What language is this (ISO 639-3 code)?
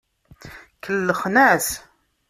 kab